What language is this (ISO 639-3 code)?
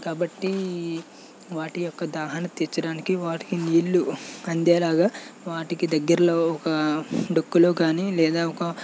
tel